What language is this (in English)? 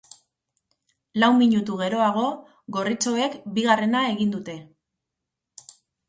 Basque